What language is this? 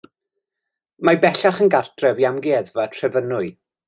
Welsh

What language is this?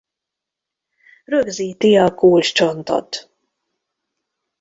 Hungarian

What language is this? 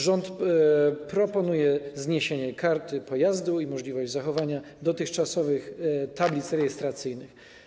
Polish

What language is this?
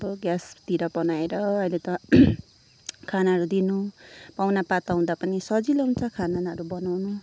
Nepali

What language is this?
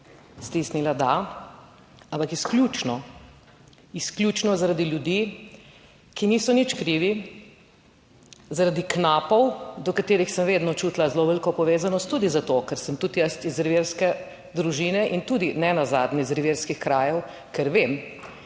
Slovenian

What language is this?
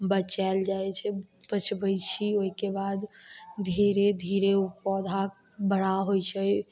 Maithili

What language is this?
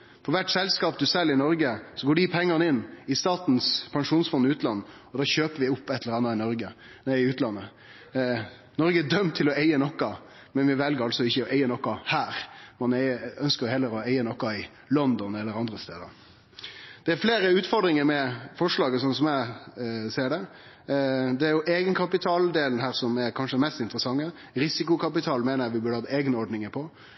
Norwegian Nynorsk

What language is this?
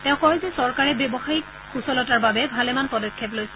Assamese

